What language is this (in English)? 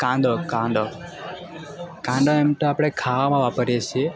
Gujarati